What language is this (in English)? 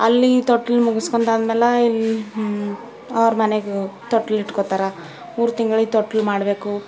Kannada